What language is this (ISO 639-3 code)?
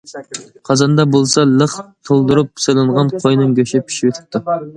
uig